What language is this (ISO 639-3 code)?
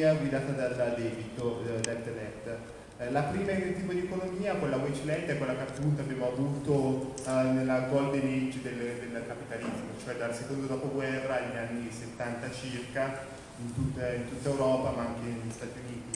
ita